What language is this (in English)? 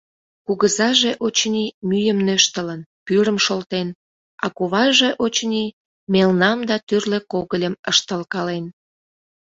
Mari